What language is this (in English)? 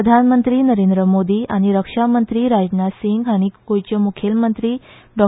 Konkani